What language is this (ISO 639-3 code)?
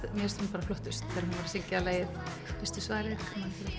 isl